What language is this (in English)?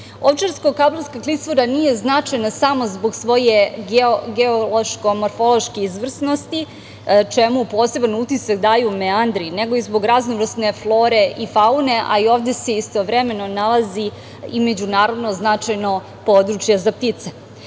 Serbian